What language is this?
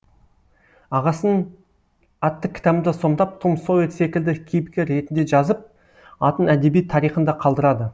Kazakh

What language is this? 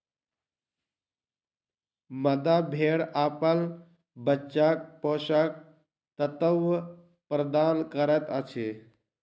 Maithili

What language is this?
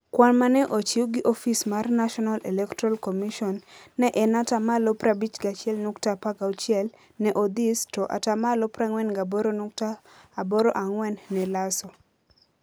Luo (Kenya and Tanzania)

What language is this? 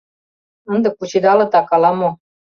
Mari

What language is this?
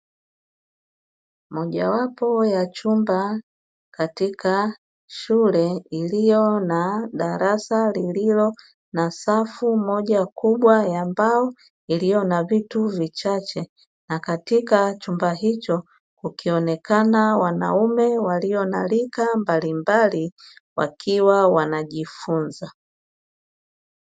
Swahili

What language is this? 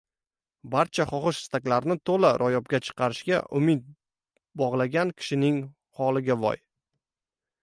Uzbek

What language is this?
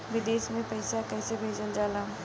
Bhojpuri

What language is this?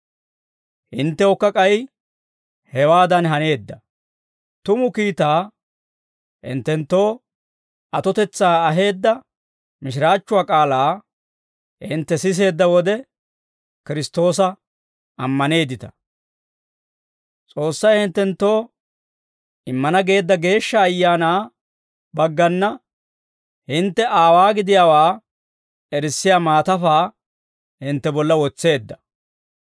Dawro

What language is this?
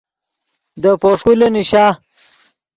Yidgha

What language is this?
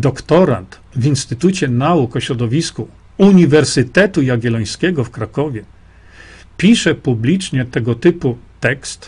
Polish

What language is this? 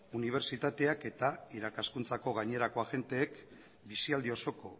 Basque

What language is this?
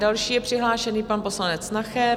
Czech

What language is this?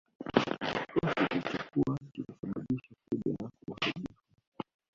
Swahili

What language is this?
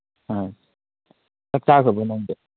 Manipuri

